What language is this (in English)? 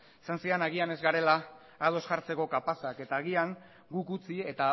Basque